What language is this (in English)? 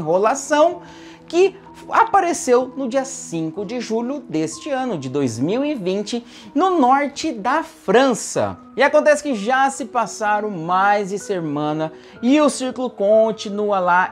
Portuguese